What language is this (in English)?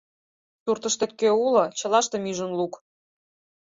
Mari